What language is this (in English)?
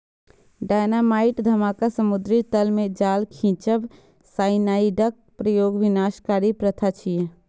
Maithili